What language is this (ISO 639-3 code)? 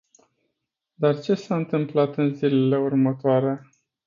ron